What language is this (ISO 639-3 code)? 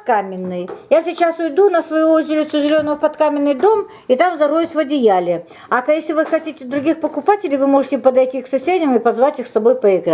rus